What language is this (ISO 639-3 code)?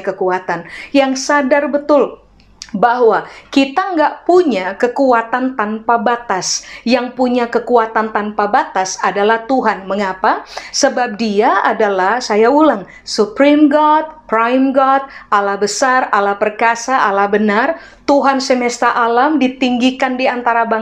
ind